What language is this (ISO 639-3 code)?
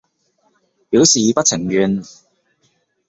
yue